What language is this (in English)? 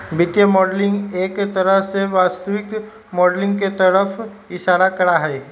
Magahi